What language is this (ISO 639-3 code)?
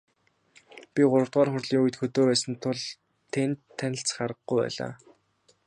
mon